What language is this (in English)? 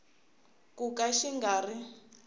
Tsonga